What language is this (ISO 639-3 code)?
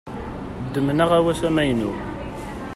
kab